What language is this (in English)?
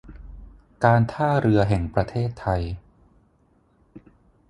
Thai